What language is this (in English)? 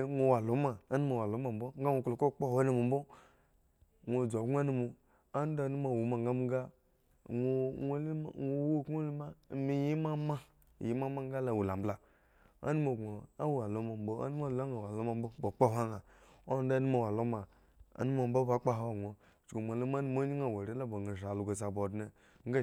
Eggon